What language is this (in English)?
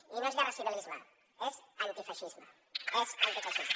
Catalan